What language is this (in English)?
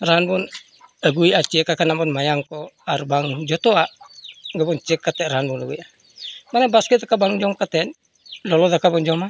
Santali